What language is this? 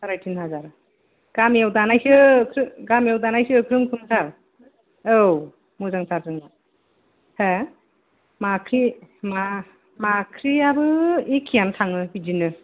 Bodo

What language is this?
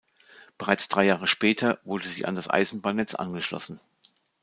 German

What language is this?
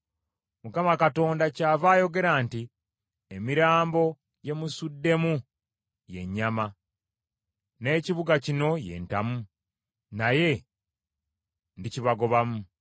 Ganda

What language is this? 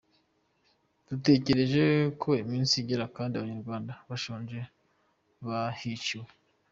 Kinyarwanda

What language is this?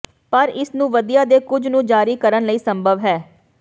Punjabi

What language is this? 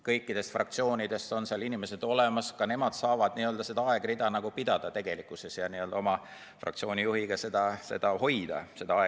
Estonian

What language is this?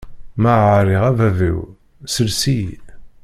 Kabyle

